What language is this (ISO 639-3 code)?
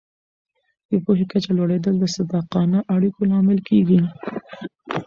pus